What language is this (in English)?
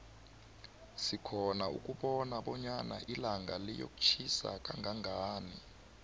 South Ndebele